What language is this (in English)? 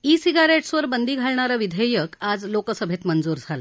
Marathi